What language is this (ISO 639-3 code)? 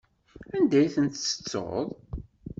kab